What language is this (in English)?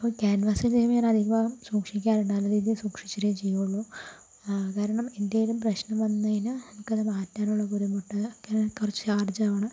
Malayalam